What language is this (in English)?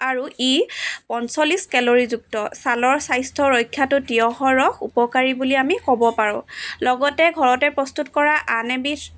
Assamese